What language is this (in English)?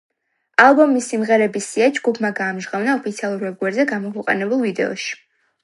Georgian